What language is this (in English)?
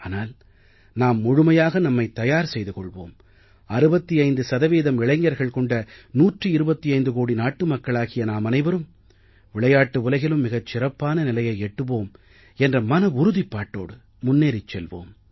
Tamil